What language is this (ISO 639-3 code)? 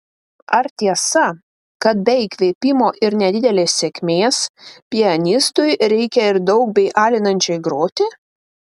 lit